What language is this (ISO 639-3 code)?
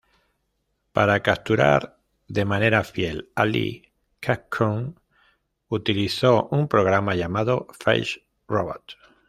spa